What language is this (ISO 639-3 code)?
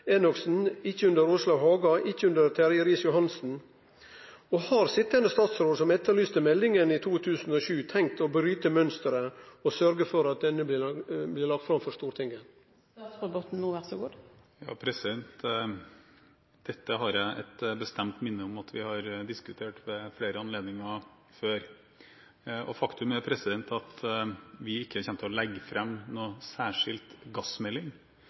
nor